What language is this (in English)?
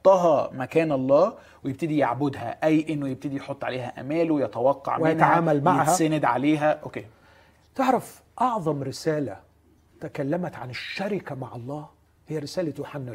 Arabic